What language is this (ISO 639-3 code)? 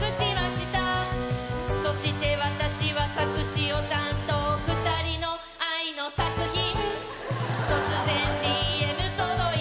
jpn